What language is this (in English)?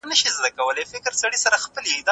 Pashto